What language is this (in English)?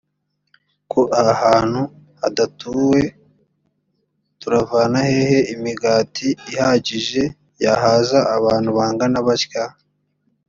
Kinyarwanda